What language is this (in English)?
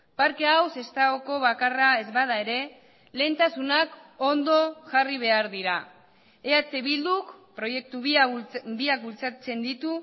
Basque